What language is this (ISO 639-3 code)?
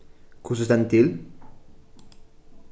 fao